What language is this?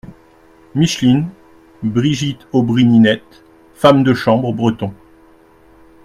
French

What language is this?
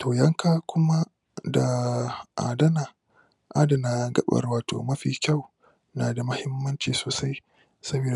Hausa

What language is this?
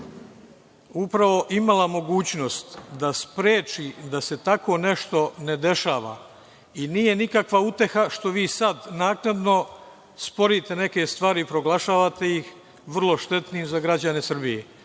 Serbian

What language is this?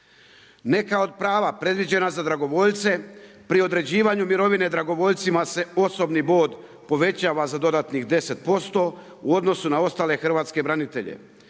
Croatian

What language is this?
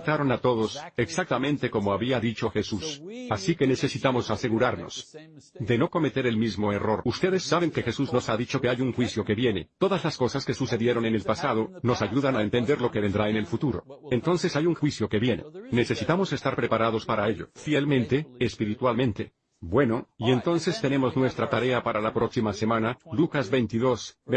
Spanish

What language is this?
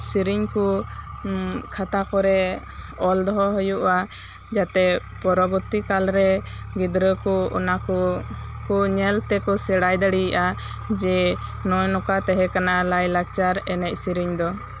Santali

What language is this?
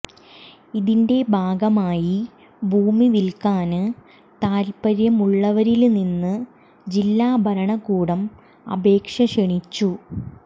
Malayalam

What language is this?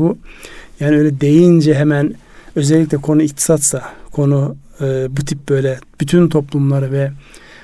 Turkish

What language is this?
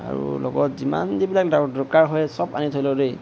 Assamese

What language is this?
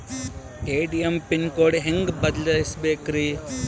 Kannada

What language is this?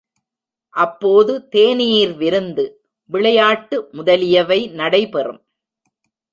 Tamil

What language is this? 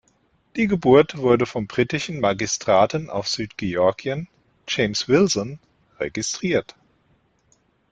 German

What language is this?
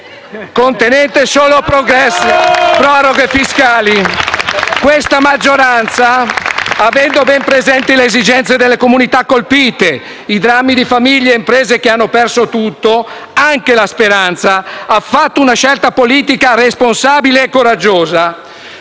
Italian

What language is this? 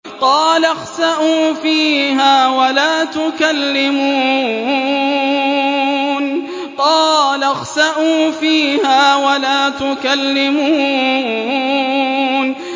Arabic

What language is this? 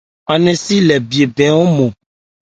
Ebrié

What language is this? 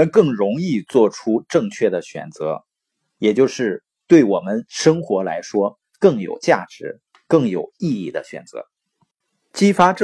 Chinese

